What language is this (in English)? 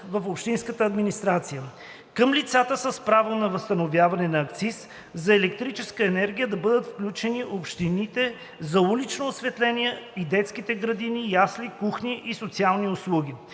Bulgarian